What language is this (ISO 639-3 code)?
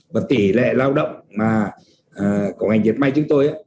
vie